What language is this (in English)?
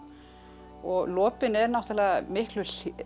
Icelandic